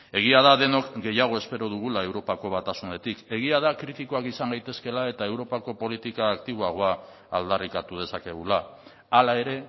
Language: Basque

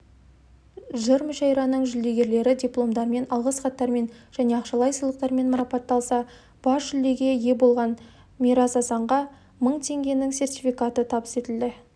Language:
Kazakh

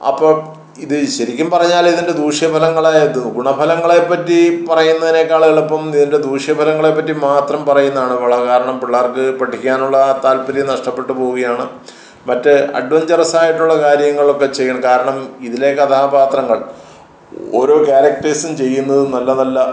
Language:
Malayalam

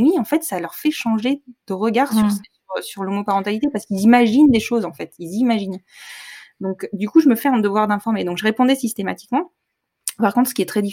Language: French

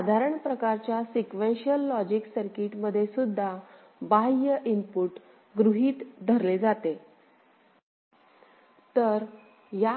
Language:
Marathi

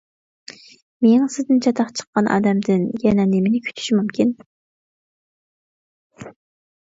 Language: Uyghur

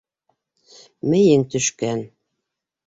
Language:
Bashkir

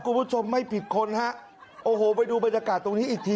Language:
Thai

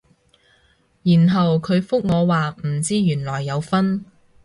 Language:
Cantonese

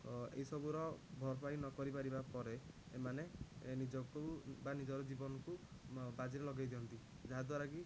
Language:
Odia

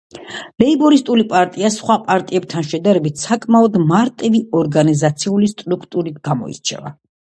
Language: Georgian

